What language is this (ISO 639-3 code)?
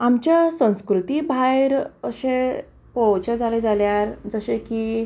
kok